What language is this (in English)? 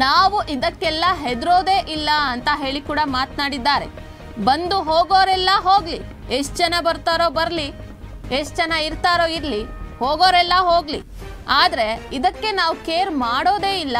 Kannada